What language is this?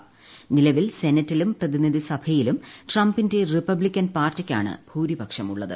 Malayalam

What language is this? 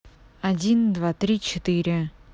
Russian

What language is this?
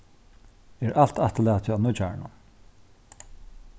Faroese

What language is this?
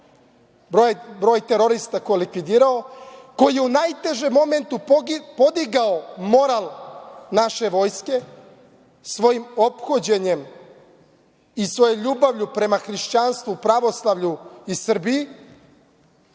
Serbian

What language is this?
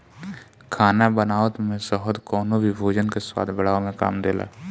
Bhojpuri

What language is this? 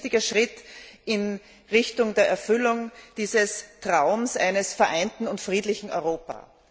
German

